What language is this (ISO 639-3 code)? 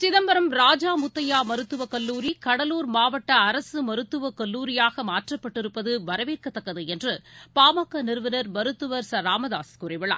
tam